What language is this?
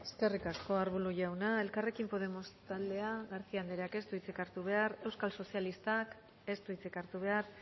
Basque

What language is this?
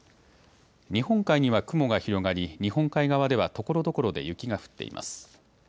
Japanese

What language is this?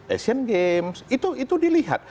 Indonesian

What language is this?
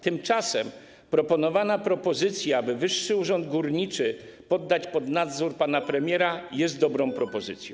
Polish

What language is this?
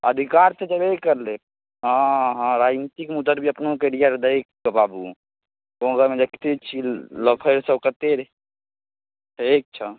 Maithili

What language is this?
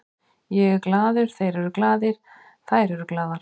Icelandic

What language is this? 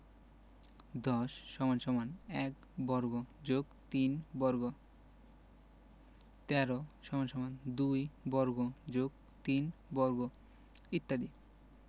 Bangla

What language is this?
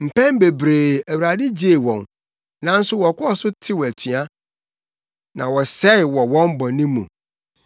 Akan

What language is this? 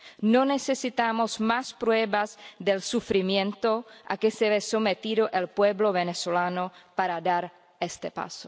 Spanish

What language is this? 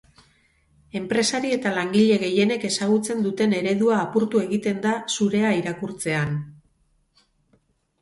Basque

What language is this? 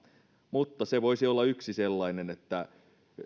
Finnish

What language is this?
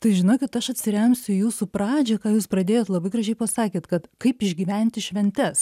Lithuanian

